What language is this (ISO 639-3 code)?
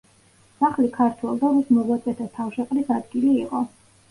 kat